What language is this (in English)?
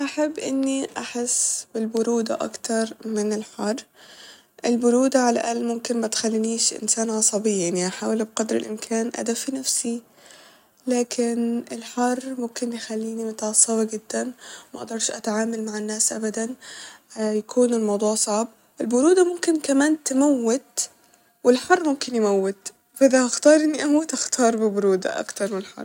Egyptian Arabic